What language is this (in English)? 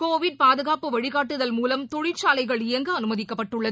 Tamil